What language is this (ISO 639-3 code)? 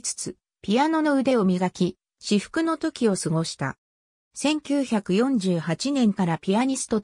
jpn